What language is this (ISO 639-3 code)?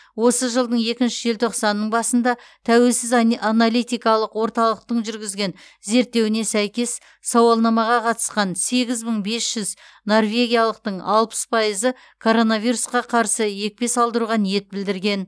kaz